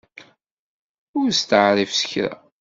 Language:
Kabyle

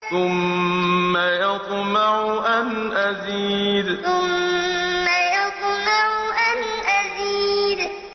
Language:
Arabic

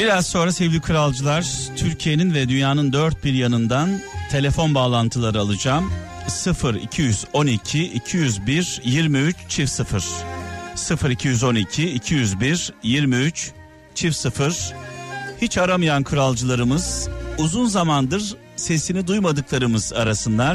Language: Turkish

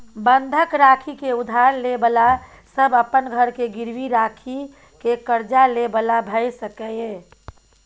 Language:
Maithili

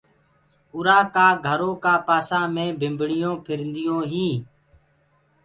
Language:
Gurgula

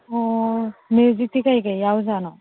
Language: Manipuri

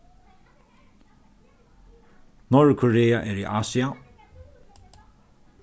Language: Faroese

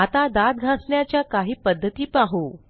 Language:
Marathi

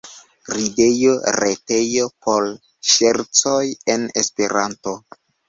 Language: Esperanto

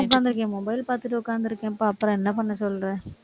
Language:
Tamil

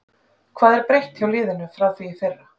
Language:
Icelandic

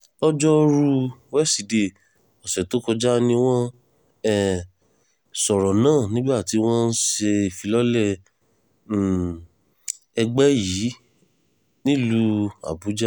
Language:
Yoruba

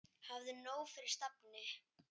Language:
Icelandic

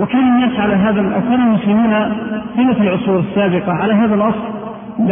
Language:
Arabic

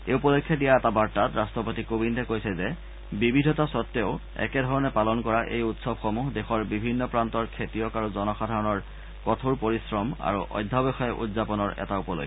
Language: Assamese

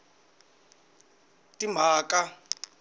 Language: Tsonga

